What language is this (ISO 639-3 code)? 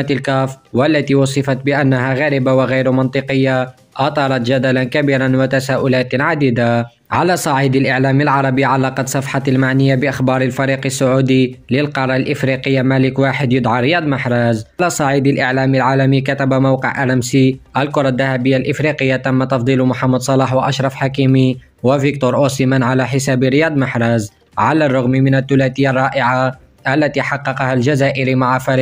ara